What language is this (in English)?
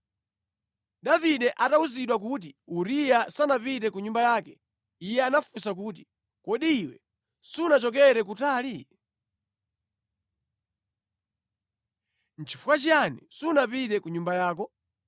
Nyanja